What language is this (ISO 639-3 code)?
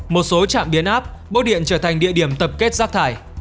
vie